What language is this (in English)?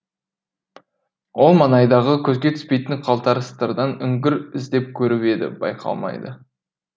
Kazakh